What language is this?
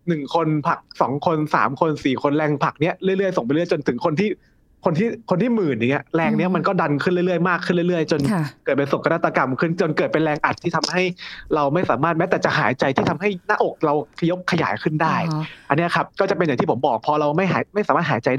Thai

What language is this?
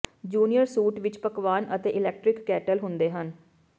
Punjabi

